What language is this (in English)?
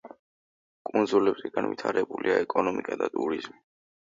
Georgian